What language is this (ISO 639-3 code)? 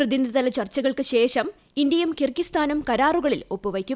mal